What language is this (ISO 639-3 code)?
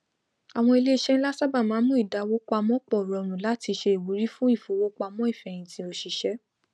yor